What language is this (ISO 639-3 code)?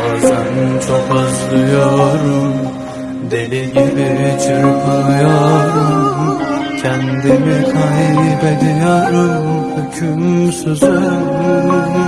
tur